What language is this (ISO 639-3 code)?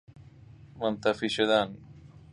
fas